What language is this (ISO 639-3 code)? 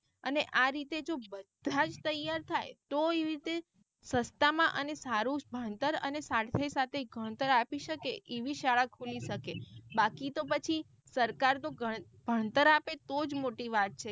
guj